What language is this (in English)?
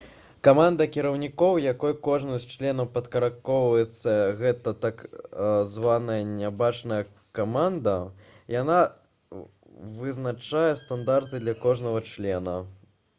Belarusian